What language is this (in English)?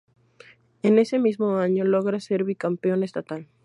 Spanish